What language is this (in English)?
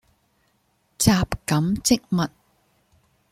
Cantonese